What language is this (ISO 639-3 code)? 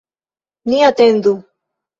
epo